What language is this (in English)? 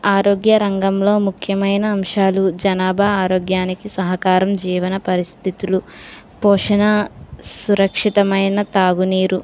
Telugu